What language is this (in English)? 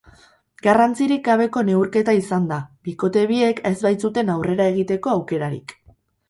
Basque